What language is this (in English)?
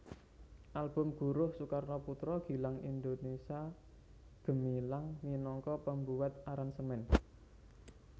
Javanese